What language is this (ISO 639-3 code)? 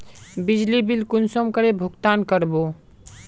mag